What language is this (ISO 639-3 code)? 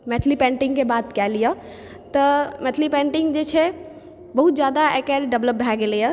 mai